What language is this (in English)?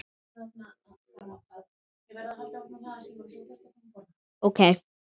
Icelandic